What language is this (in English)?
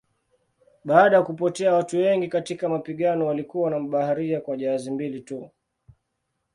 Swahili